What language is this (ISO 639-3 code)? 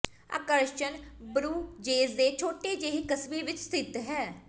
pan